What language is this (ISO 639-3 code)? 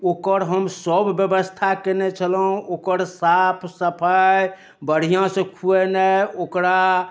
mai